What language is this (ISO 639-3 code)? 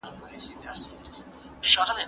pus